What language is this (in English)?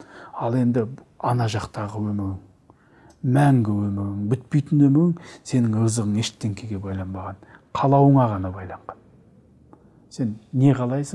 Turkish